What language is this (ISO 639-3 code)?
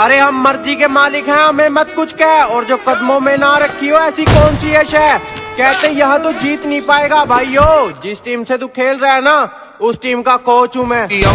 hin